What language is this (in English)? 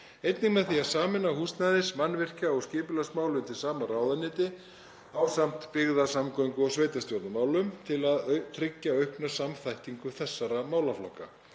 Icelandic